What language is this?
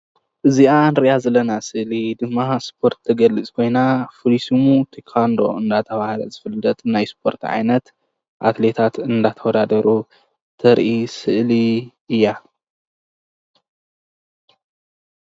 Tigrinya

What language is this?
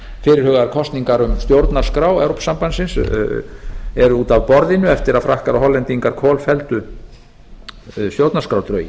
Icelandic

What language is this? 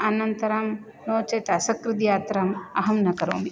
Sanskrit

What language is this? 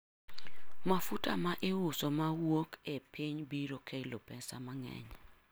Luo (Kenya and Tanzania)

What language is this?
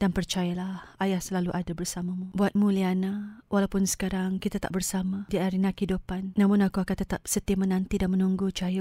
Malay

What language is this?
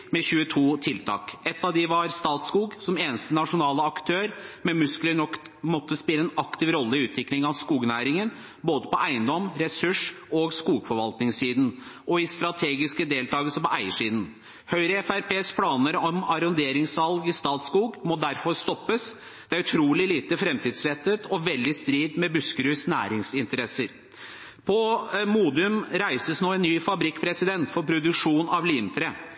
Norwegian Bokmål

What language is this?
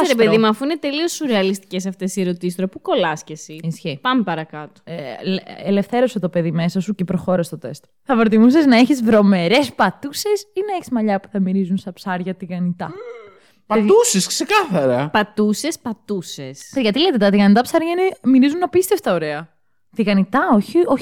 Greek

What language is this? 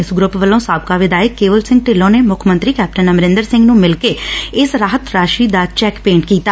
Punjabi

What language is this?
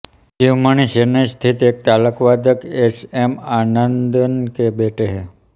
Hindi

